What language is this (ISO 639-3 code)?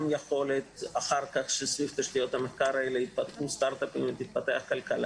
heb